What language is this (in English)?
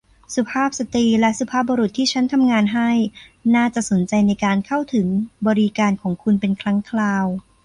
Thai